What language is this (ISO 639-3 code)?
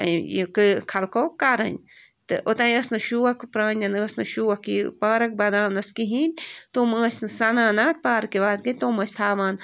kas